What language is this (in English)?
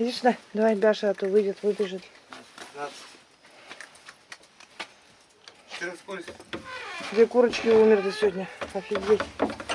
Russian